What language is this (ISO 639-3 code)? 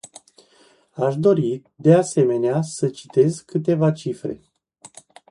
ron